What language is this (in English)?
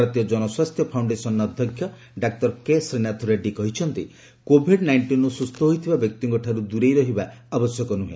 Odia